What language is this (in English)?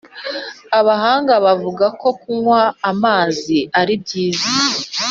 Kinyarwanda